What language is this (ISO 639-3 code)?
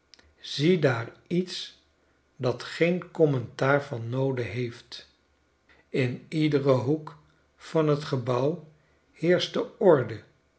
nld